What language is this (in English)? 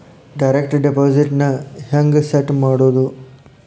Kannada